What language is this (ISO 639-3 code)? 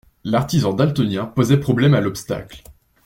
fra